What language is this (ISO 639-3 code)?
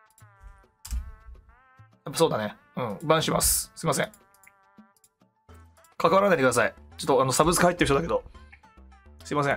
jpn